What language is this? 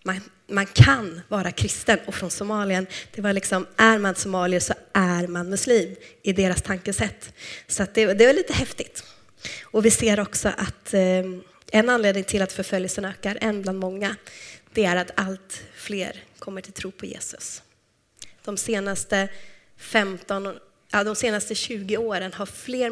Swedish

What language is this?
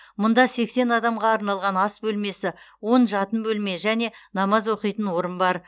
Kazakh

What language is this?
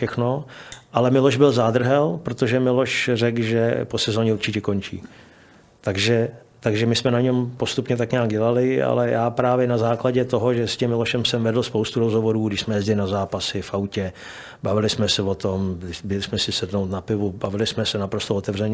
Czech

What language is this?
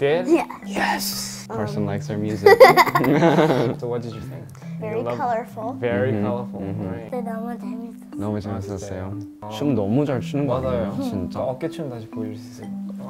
Korean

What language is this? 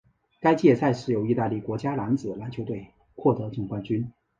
Chinese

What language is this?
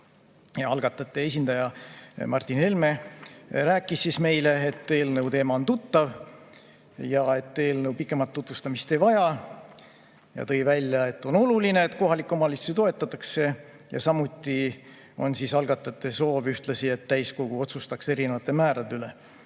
Estonian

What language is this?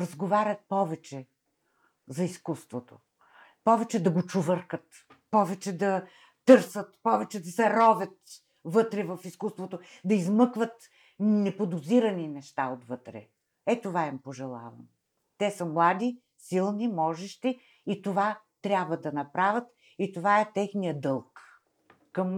Bulgarian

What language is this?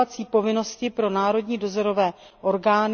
Czech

